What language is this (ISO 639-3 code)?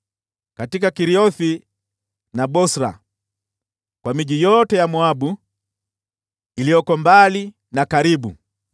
swa